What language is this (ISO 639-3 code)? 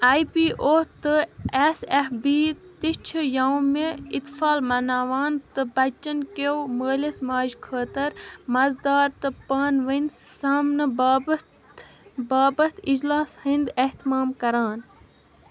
kas